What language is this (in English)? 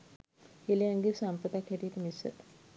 Sinhala